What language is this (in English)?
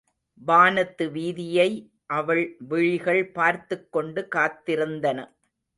Tamil